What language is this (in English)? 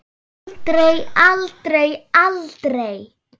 Icelandic